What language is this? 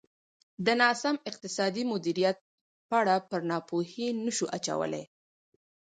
Pashto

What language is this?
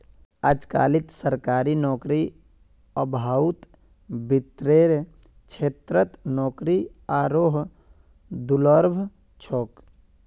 Magahi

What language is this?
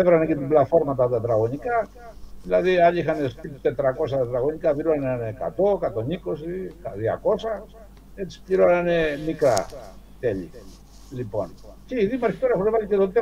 Greek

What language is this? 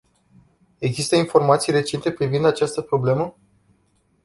Romanian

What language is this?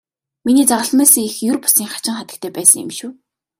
Mongolian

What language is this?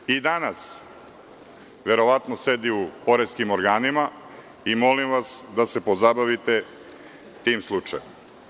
Serbian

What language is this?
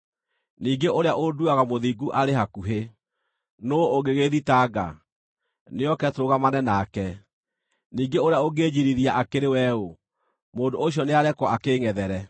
Kikuyu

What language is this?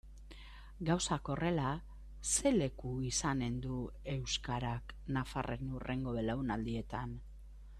Basque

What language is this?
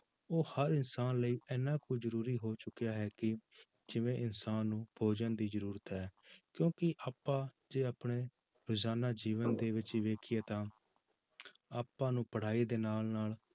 Punjabi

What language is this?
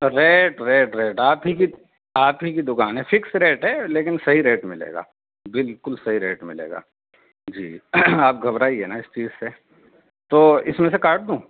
Urdu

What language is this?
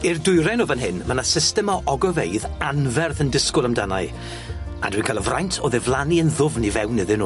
Welsh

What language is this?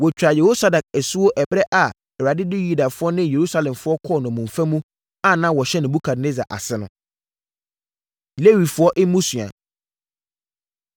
Akan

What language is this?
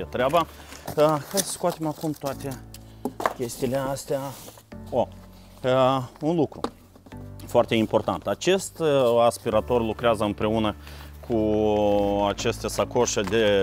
Romanian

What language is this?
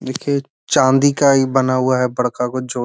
Magahi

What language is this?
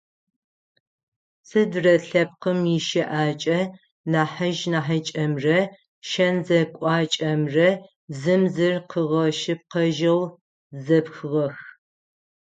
Adyghe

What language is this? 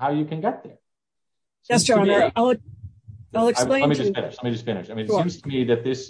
English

